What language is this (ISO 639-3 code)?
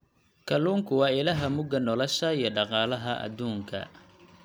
som